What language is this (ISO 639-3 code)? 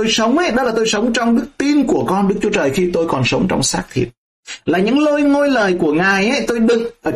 vie